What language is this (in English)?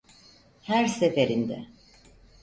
Turkish